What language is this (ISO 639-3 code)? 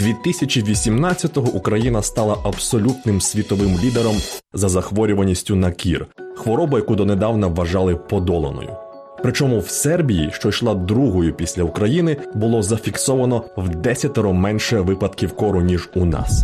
ukr